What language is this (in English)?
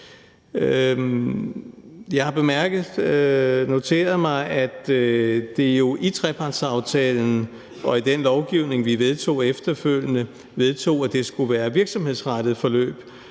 Danish